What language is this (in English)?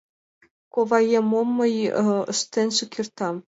Mari